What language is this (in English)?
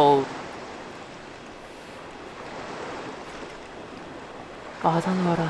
Korean